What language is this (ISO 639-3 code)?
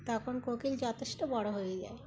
ben